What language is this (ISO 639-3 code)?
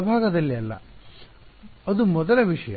kan